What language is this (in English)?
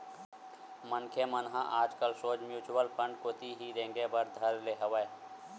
Chhattisgarhi